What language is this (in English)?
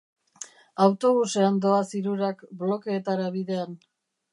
Basque